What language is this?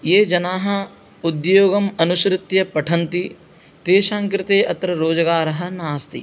Sanskrit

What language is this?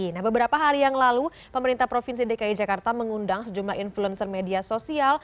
Indonesian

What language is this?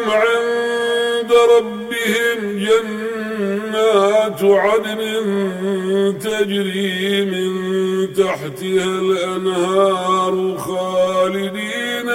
Arabic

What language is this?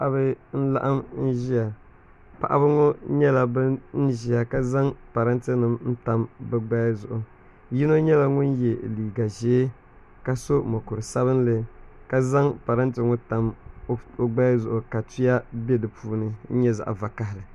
Dagbani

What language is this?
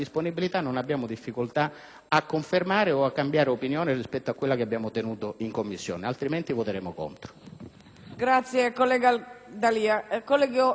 Italian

